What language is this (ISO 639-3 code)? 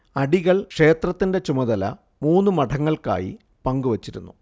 mal